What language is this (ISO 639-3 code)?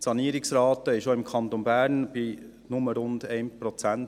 gsw